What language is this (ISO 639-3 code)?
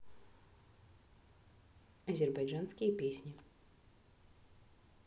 rus